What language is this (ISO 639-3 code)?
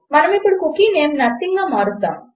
tel